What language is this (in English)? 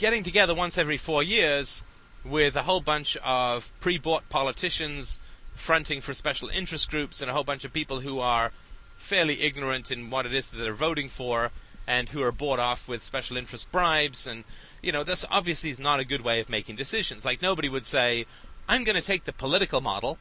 English